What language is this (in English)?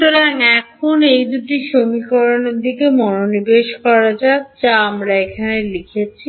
Bangla